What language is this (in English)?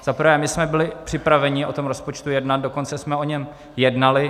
Czech